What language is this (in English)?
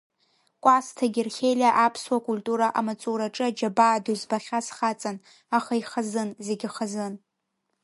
Abkhazian